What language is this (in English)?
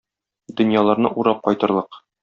Tatar